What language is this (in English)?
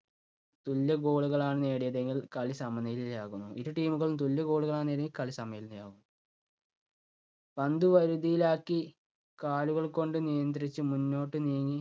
Malayalam